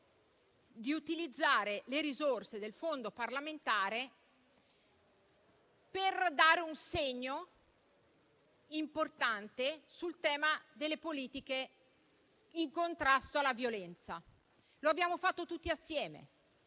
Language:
Italian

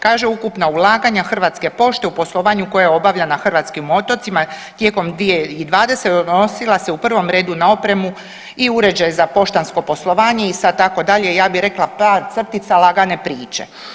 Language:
Croatian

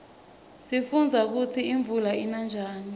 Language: Swati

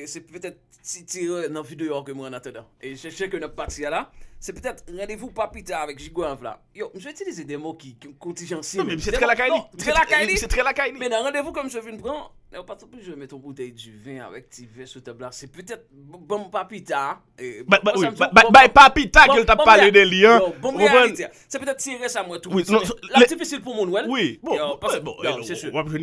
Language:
French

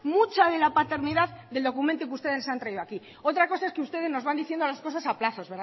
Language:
Spanish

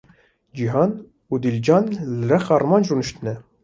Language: Kurdish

